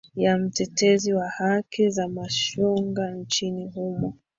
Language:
Swahili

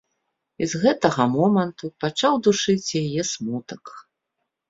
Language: Belarusian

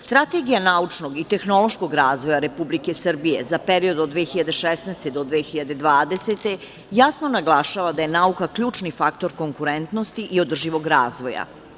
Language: Serbian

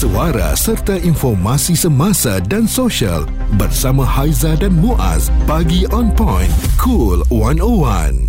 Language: Malay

